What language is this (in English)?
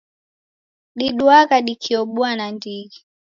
Taita